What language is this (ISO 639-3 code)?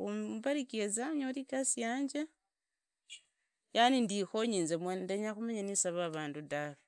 ida